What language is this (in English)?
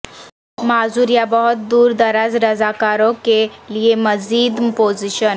Urdu